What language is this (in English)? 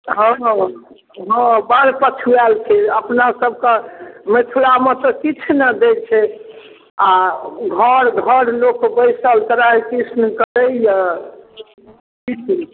Maithili